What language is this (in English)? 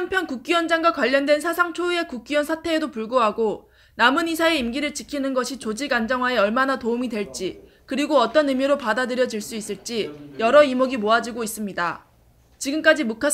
Korean